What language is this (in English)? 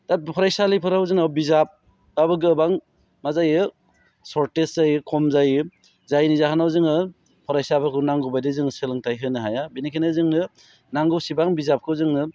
Bodo